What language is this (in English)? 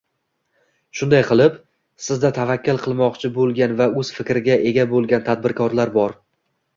Uzbek